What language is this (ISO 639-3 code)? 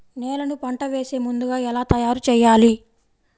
tel